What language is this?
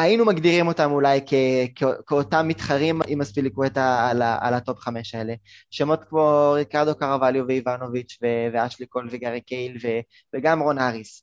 Hebrew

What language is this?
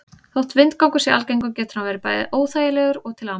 Icelandic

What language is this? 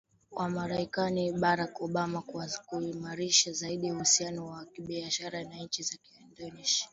Swahili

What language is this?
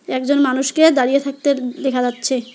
Bangla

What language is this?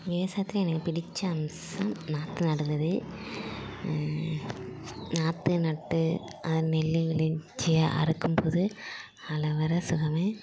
Tamil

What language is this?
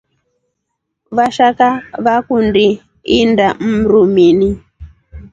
Rombo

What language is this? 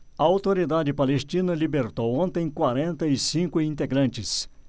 Portuguese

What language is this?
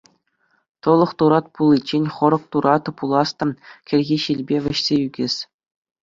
Chuvash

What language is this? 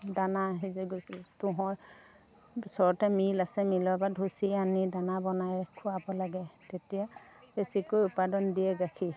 Assamese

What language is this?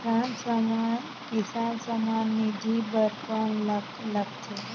Chhattisgarhi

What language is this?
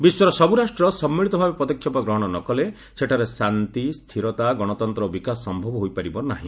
Odia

